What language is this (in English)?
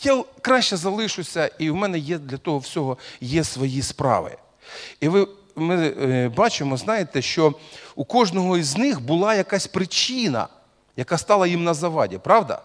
Russian